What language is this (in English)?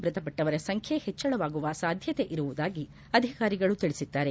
Kannada